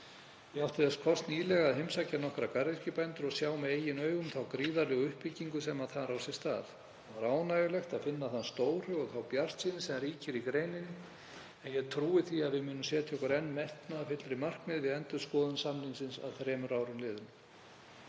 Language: Icelandic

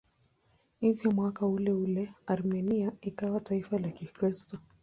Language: Swahili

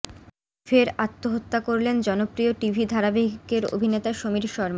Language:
Bangla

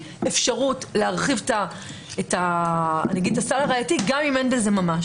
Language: Hebrew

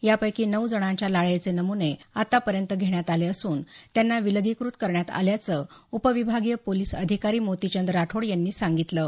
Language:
Marathi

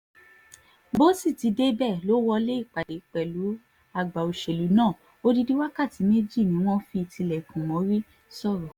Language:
Yoruba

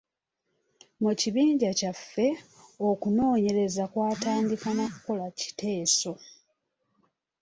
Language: Ganda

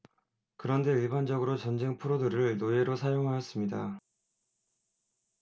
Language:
Korean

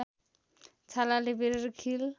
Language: Nepali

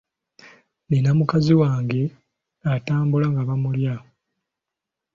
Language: Ganda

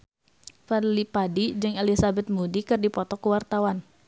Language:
Sundanese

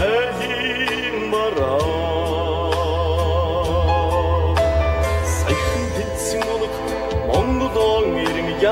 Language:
Romanian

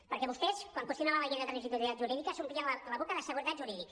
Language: Catalan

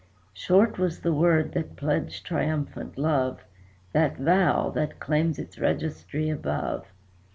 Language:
English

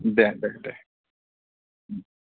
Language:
Bodo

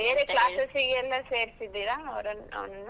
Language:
Kannada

